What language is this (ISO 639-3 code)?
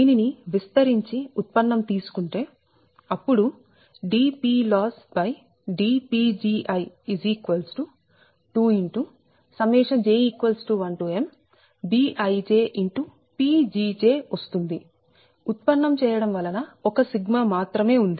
tel